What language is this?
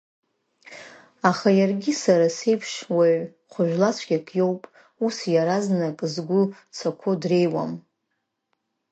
Abkhazian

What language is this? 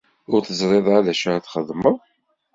Kabyle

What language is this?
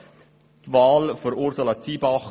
Swiss German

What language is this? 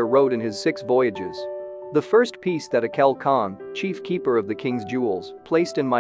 English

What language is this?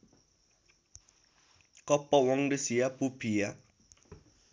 Nepali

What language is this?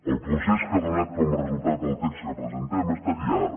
Catalan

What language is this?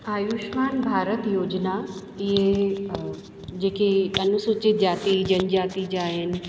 Sindhi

